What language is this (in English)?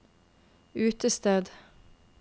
Norwegian